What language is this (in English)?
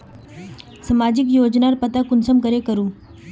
Magahi